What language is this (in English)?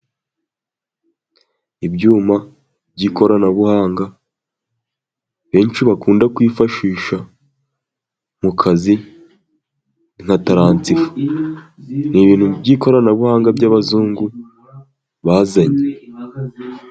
Kinyarwanda